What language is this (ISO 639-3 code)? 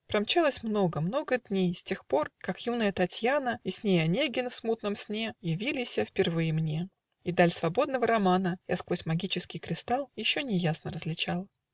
rus